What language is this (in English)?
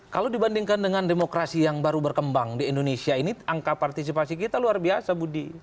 Indonesian